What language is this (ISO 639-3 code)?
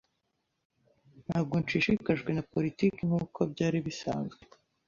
kin